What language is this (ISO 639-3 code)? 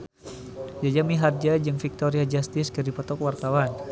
sun